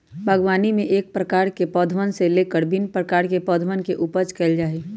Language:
Magahi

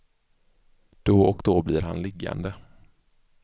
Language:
Swedish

